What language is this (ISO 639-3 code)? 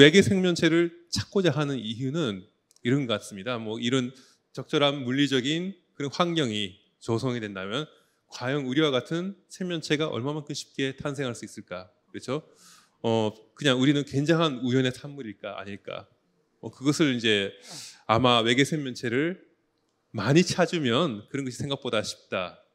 kor